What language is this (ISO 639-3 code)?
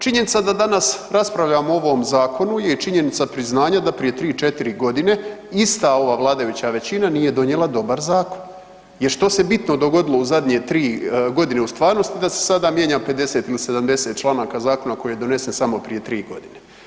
hrv